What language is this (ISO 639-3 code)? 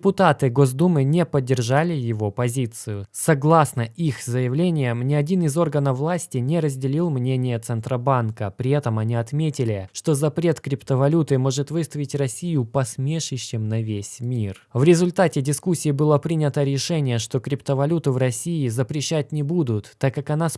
rus